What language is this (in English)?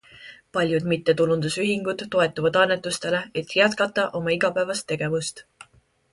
Estonian